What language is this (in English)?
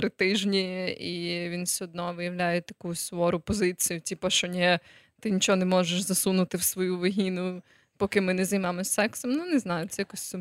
Ukrainian